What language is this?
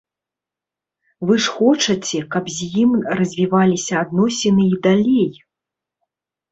Belarusian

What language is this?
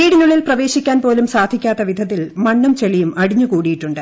Malayalam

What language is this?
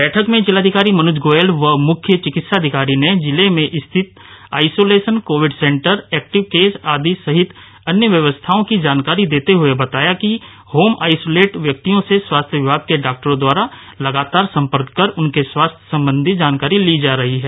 Hindi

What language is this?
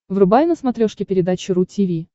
Russian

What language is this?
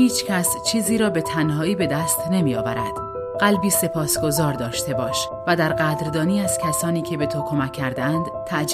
Persian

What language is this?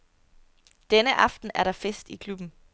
Danish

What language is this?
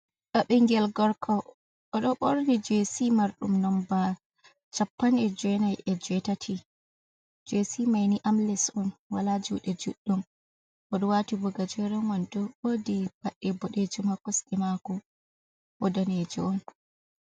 Fula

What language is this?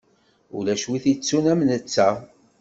Kabyle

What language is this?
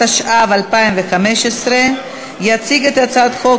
Hebrew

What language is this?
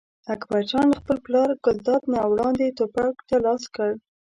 Pashto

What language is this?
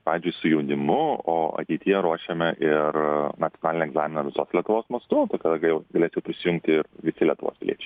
Lithuanian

